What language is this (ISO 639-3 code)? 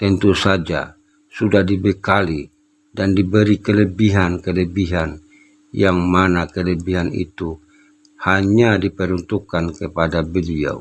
ind